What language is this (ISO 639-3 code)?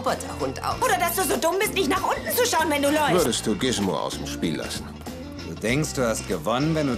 deu